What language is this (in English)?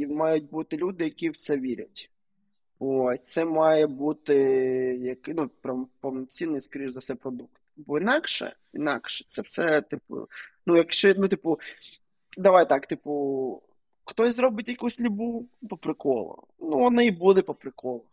Ukrainian